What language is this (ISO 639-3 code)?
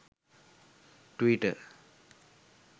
sin